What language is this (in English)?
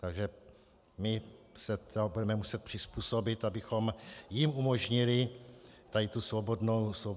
Czech